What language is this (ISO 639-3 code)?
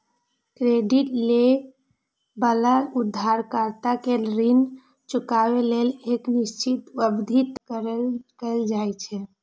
mai